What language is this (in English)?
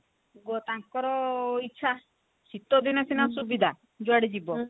Odia